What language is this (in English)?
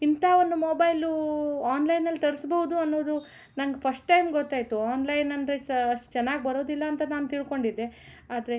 Kannada